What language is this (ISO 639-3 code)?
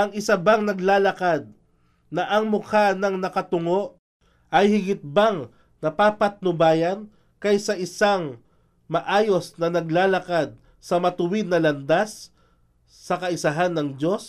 fil